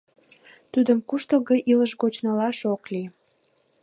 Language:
Mari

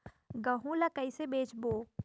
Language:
Chhattisgarhi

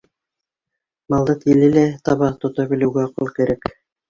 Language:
Bashkir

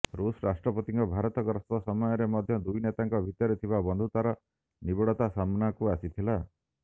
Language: Odia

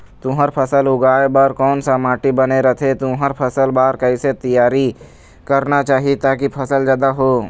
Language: Chhattisgarhi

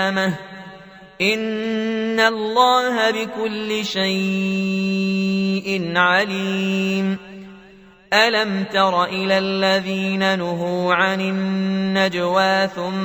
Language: Arabic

